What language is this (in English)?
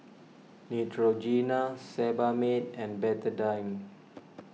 English